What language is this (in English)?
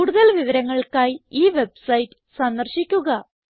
Malayalam